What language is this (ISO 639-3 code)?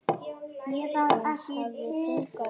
isl